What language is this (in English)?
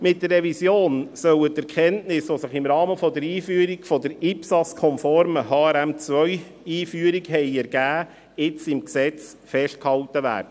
Swiss German